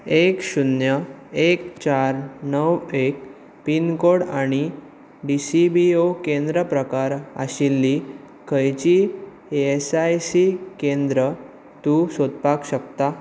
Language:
Konkani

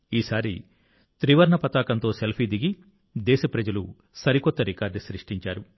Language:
Telugu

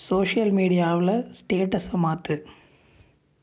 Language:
Tamil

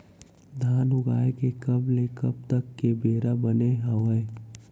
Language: Chhattisgarhi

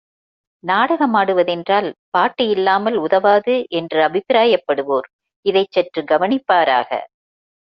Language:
Tamil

